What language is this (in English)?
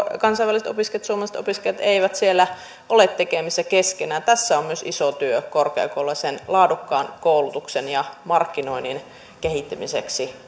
Finnish